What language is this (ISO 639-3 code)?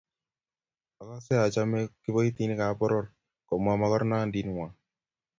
kln